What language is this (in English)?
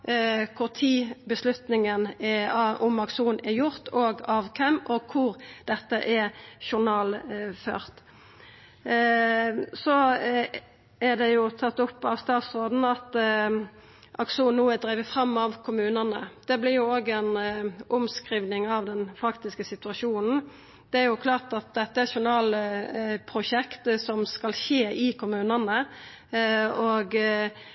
Norwegian Nynorsk